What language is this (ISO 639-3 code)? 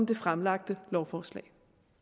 dan